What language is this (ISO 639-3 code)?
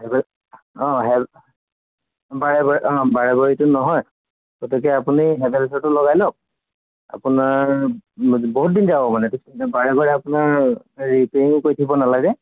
asm